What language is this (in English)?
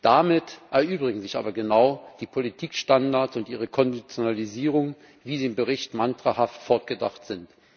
German